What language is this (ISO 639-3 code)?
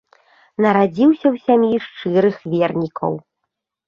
bel